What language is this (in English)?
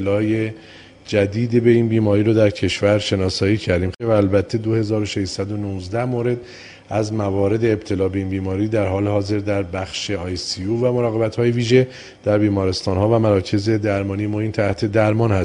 Persian